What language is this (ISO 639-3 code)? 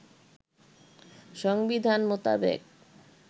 ben